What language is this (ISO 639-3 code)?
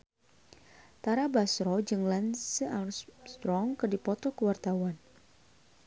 sun